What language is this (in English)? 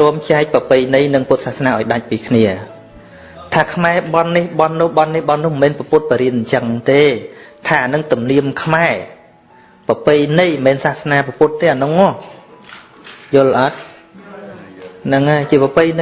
Vietnamese